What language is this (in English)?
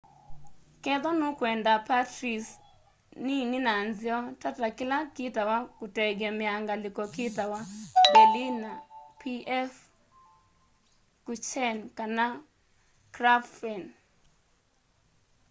Kamba